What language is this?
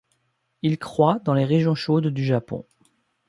French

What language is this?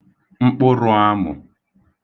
Igbo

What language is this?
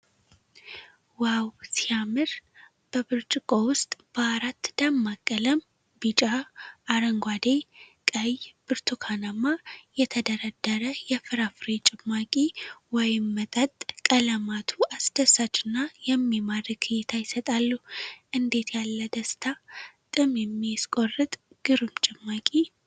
Amharic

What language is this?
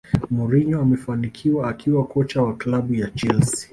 Swahili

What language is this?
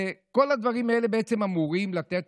Hebrew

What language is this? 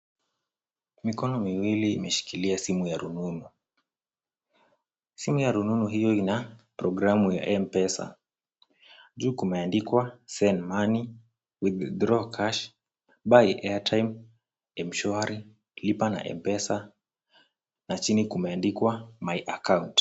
Swahili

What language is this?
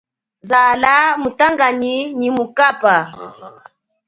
Chokwe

